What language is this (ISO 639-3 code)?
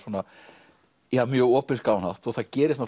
isl